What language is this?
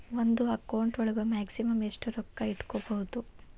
Kannada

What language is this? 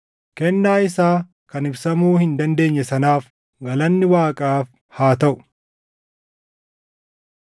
Oromo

